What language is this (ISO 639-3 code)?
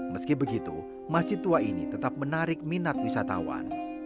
ind